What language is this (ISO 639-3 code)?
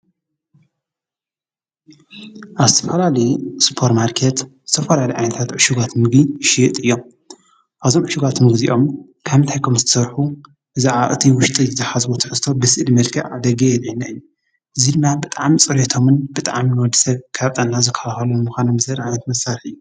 tir